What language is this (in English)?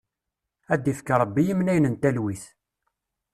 Kabyle